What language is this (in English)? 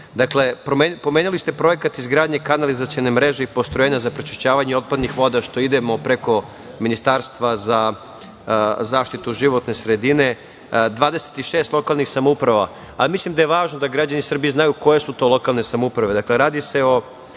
Serbian